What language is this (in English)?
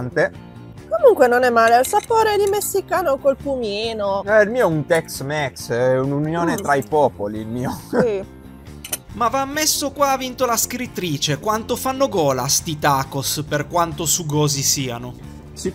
Italian